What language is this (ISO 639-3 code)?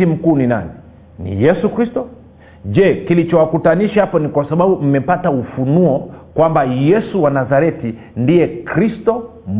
swa